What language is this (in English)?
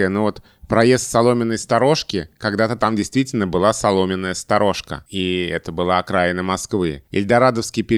Russian